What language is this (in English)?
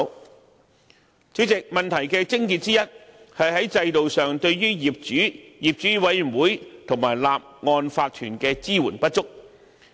Cantonese